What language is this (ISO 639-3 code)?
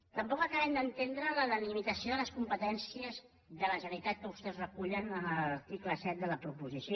cat